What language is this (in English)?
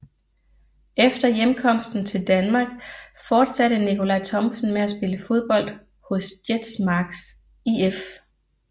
Danish